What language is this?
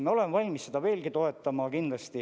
Estonian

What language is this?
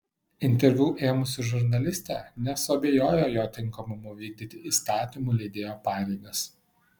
Lithuanian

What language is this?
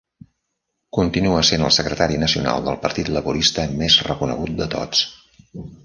Catalan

